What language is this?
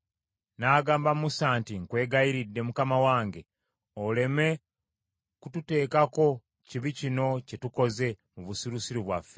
Ganda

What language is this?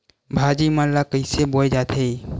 Chhattisgarhi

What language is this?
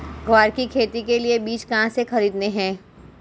Hindi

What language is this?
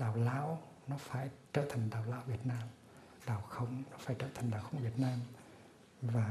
Vietnamese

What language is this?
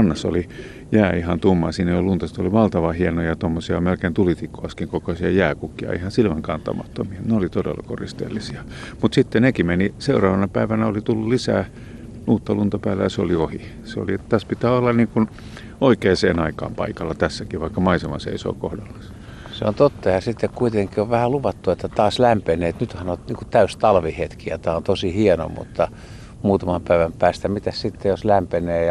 Finnish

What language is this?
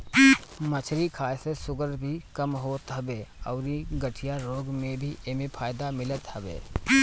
Bhojpuri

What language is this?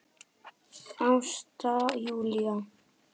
Icelandic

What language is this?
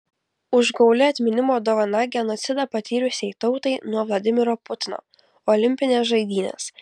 Lithuanian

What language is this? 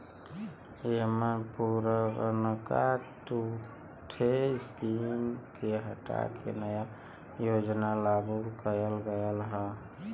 Bhojpuri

